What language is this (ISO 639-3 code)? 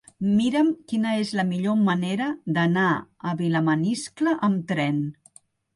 cat